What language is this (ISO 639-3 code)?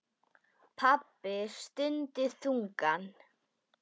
isl